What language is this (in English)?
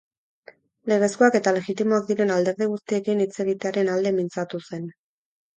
Basque